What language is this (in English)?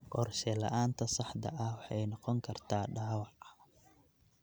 Somali